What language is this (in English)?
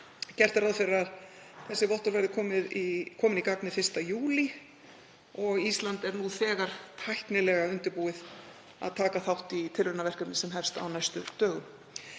Icelandic